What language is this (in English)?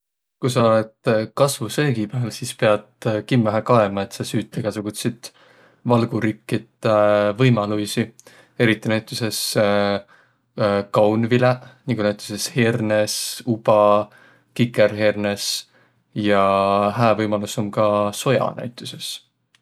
Võro